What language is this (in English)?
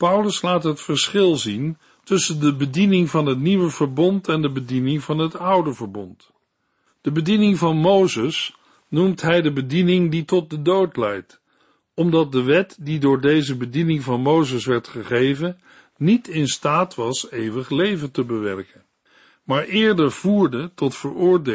Dutch